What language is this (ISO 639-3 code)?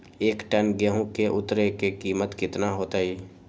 mag